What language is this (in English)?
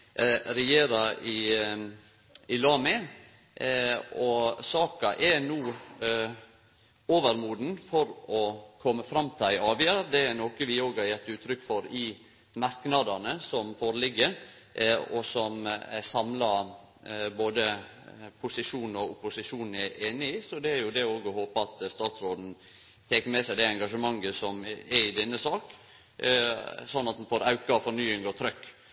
Norwegian Nynorsk